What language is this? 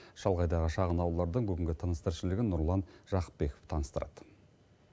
Kazakh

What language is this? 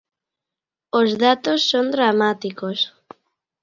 Galician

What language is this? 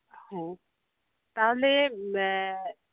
Santali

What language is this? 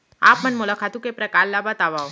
Chhattisgarhi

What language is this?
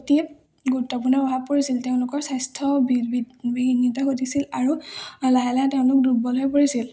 Assamese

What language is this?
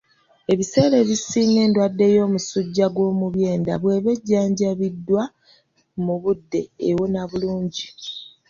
Ganda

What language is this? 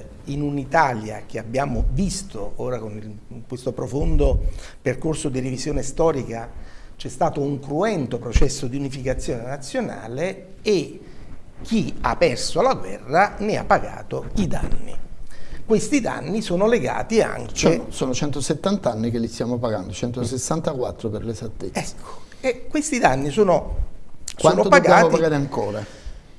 Italian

